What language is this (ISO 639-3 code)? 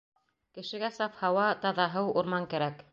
bak